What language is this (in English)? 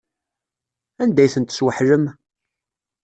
Kabyle